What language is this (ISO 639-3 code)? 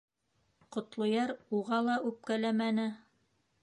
bak